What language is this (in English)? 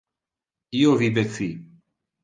Interlingua